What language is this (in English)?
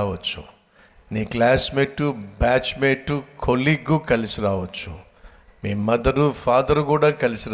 Telugu